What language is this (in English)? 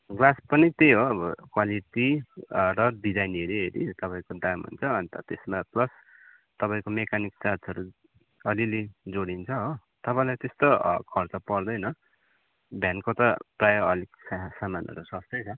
Nepali